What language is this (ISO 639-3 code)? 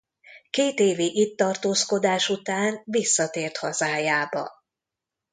hun